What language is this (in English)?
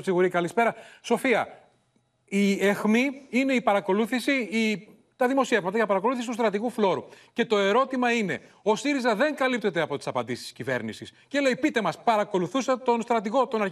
Greek